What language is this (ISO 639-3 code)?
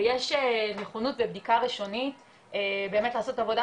heb